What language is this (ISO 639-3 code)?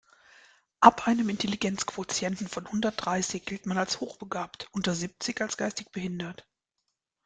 deu